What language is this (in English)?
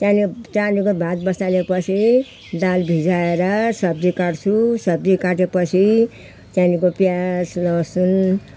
Nepali